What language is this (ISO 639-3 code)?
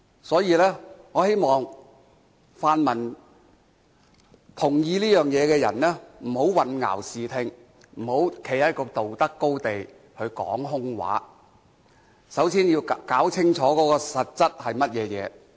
yue